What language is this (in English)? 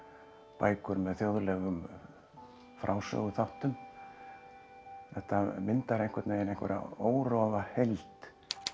Icelandic